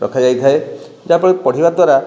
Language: Odia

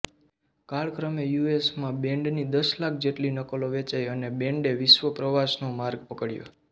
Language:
Gujarati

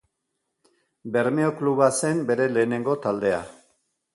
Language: Basque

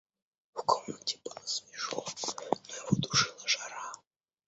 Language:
Russian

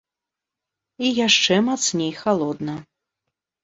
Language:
Belarusian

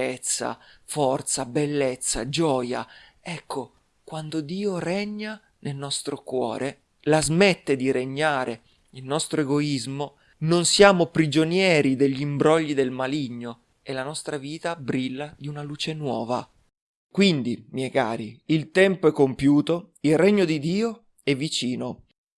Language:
Italian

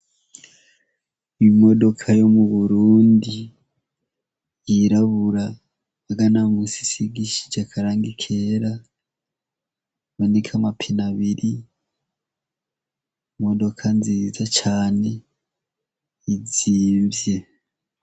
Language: Rundi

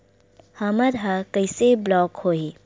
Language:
Chhattisgarhi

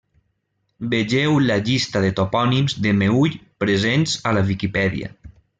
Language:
Catalan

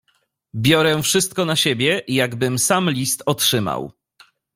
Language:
Polish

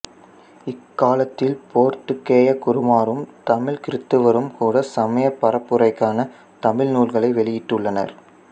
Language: Tamil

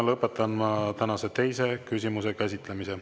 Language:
Estonian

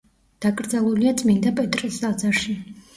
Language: Georgian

